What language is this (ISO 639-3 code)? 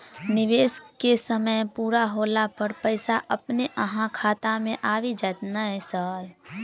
mai